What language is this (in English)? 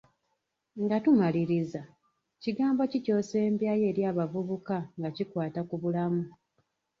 Ganda